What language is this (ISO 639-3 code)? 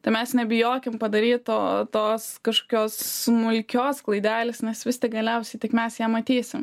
lit